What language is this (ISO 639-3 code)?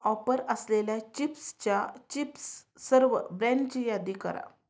mar